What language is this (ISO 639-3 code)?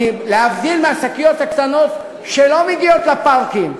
heb